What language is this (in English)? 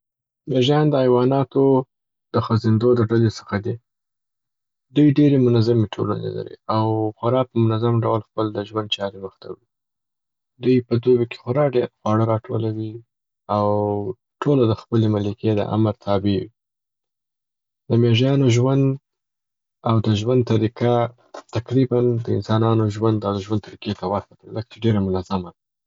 Southern Pashto